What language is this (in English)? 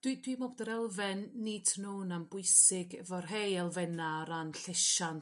Welsh